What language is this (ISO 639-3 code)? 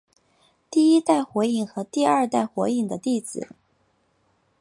zho